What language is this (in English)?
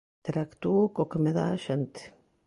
Galician